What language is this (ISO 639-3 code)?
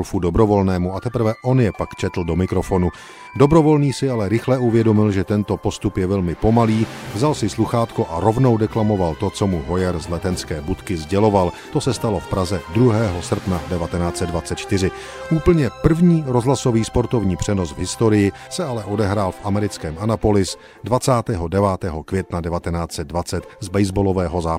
ces